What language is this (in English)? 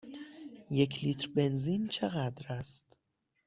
Persian